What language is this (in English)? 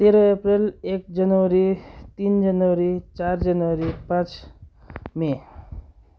Nepali